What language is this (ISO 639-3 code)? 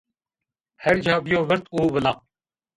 zza